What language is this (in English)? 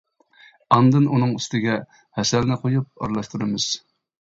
Uyghur